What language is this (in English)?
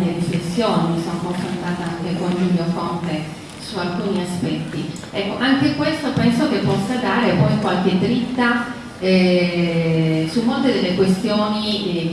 Italian